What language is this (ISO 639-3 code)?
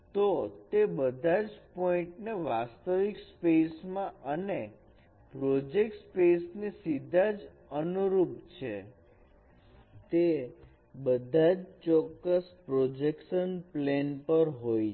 guj